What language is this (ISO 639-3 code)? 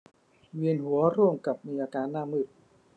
tha